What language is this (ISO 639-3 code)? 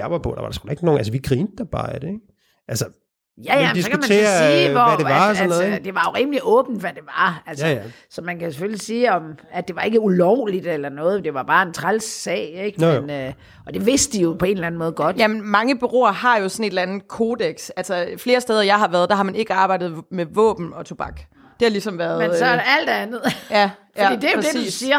dan